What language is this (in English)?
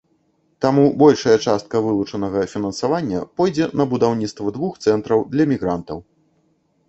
Belarusian